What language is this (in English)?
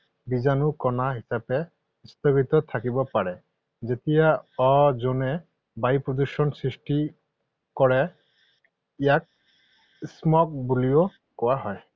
Assamese